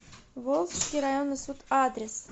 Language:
Russian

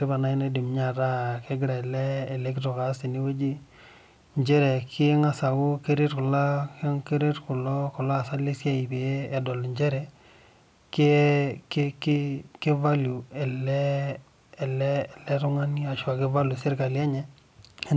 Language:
Masai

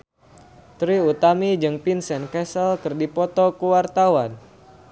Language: Sundanese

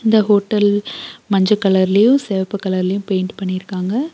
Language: Tamil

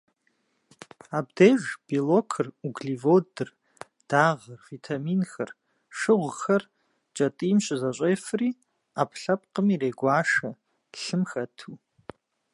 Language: Kabardian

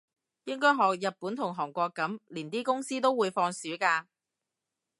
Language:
Cantonese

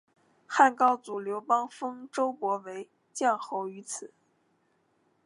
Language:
Chinese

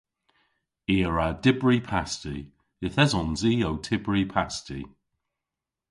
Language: Cornish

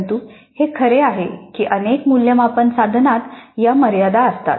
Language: Marathi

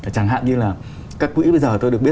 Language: Vietnamese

